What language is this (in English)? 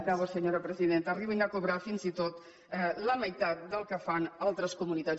Catalan